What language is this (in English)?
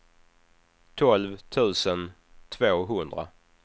Swedish